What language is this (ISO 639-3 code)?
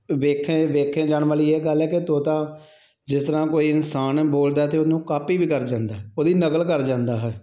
pan